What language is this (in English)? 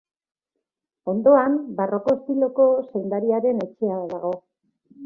Basque